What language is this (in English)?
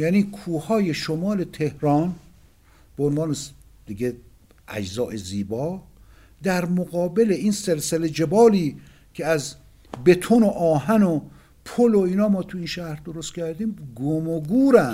Persian